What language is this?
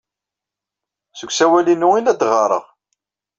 Kabyle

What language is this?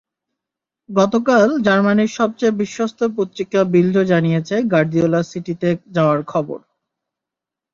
Bangla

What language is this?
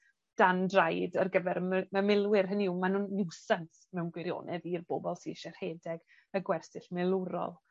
Welsh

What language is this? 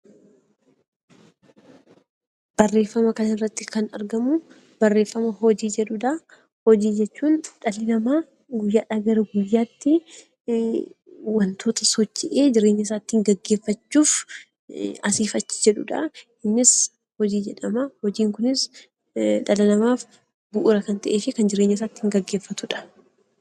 Oromo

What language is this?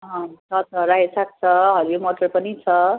Nepali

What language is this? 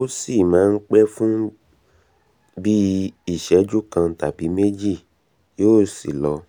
Yoruba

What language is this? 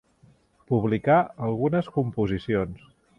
Catalan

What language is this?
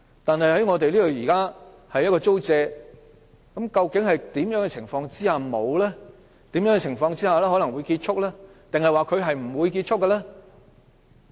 Cantonese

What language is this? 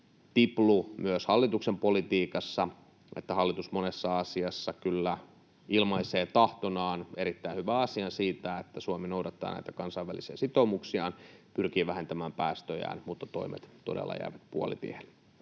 Finnish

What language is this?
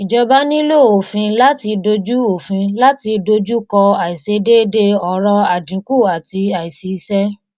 Yoruba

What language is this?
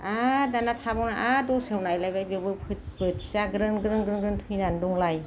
Bodo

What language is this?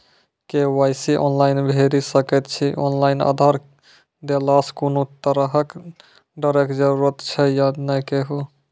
Maithili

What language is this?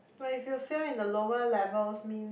English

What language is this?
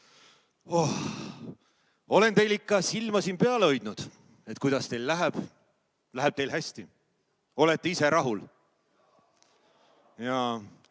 Estonian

